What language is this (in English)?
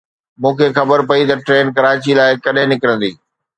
Sindhi